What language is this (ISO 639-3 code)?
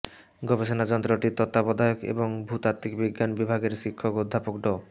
ben